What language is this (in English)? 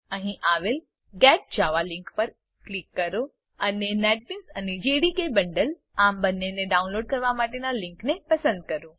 Gujarati